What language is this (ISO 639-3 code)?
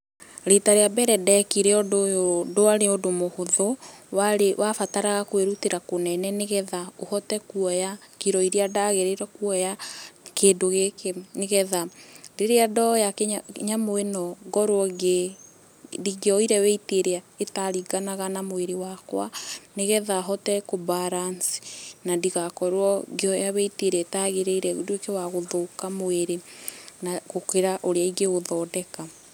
kik